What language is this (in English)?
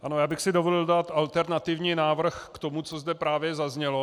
Czech